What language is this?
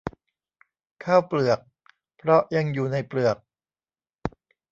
Thai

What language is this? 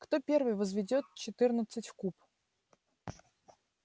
Russian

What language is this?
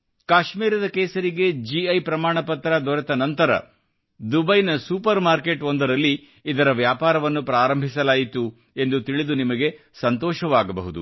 Kannada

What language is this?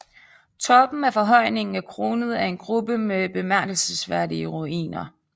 Danish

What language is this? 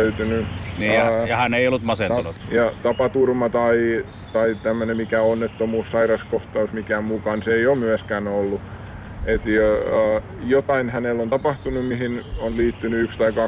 Finnish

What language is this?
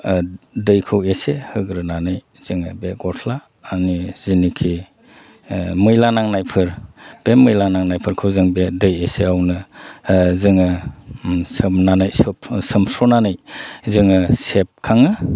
Bodo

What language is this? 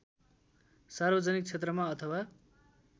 Nepali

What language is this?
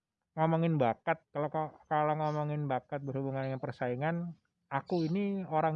Indonesian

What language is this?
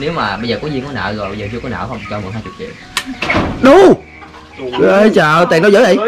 Vietnamese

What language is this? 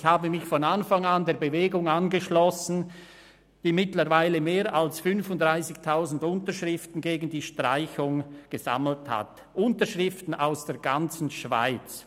Swiss German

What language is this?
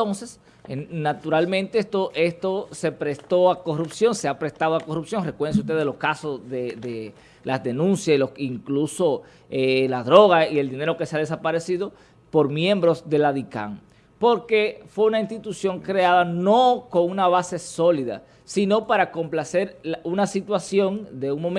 Spanish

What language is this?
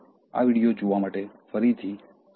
Gujarati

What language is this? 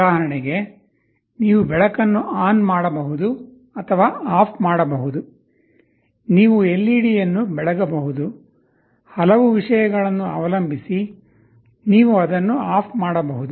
Kannada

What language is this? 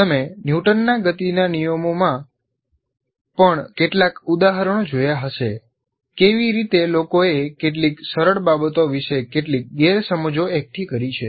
Gujarati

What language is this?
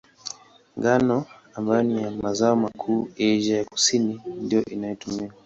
Swahili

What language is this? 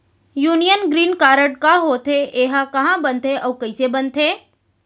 Chhattisgarhi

